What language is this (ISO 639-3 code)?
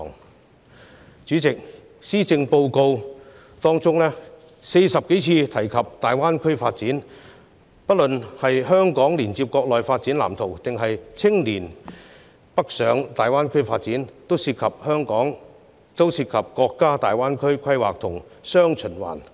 yue